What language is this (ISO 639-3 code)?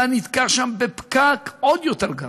heb